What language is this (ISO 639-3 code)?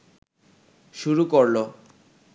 ben